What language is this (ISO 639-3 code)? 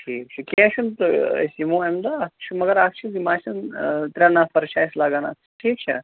kas